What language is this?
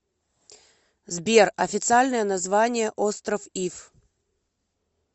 Russian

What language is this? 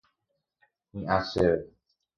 Guarani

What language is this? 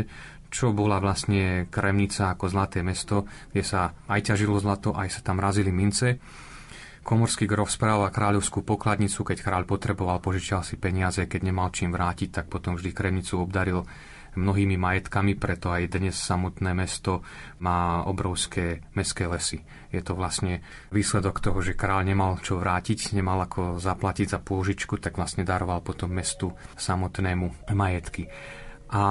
Slovak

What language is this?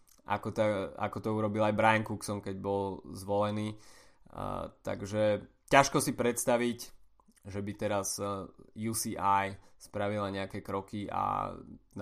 Slovak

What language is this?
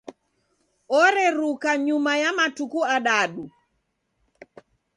Taita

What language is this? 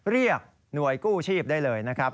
Thai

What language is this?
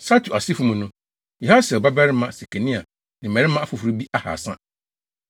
Akan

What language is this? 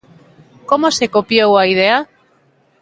Galician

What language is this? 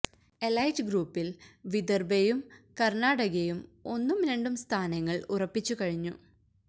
Malayalam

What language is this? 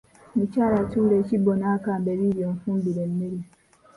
Ganda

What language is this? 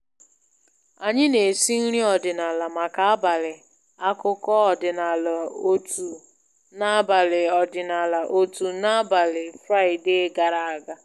Igbo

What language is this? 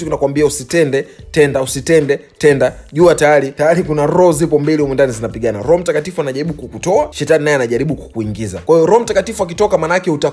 Swahili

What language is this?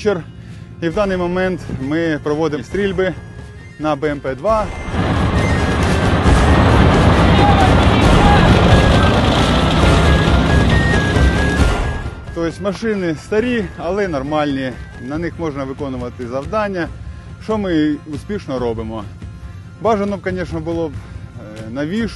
Ukrainian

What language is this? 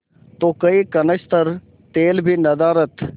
Hindi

